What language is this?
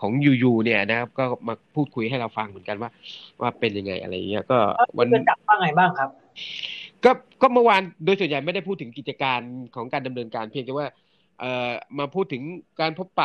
Thai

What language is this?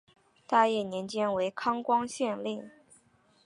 Chinese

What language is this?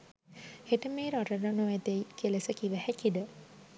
Sinhala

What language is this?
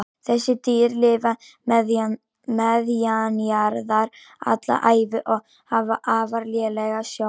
Icelandic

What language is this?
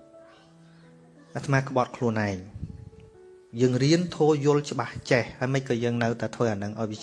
Vietnamese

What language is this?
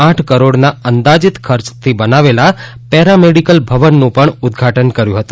Gujarati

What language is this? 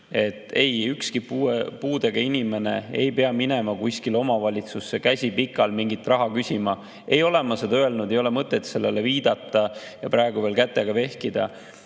Estonian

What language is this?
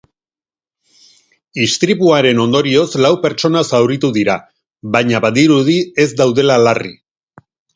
Basque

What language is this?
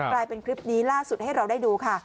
Thai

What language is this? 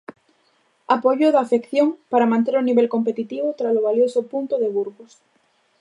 Galician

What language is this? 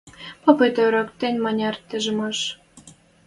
Western Mari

